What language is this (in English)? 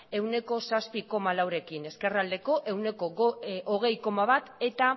Basque